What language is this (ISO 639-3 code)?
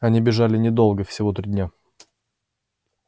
rus